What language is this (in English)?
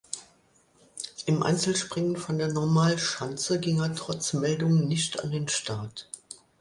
German